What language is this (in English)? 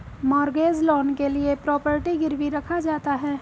Hindi